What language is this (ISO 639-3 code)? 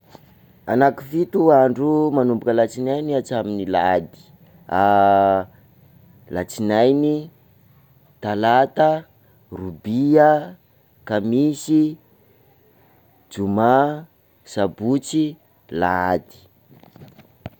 skg